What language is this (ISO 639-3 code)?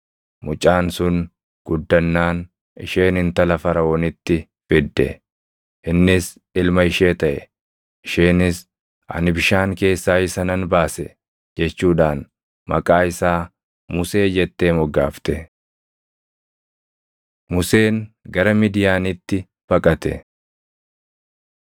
orm